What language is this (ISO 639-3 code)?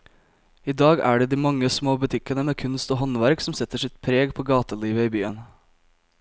nor